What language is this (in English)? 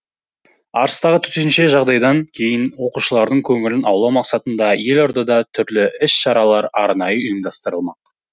Kazakh